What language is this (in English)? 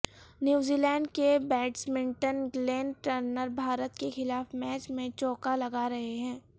Urdu